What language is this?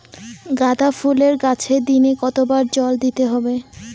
Bangla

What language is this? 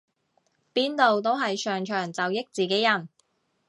Cantonese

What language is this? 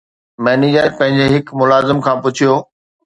Sindhi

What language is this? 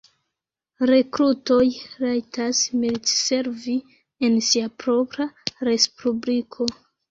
Esperanto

